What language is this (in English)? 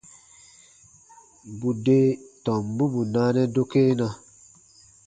Baatonum